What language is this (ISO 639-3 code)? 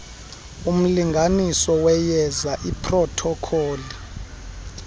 xho